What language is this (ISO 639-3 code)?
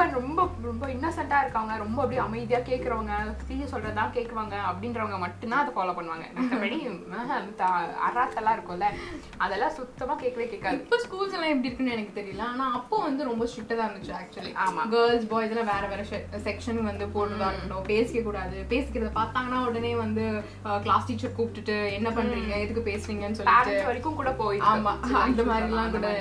tam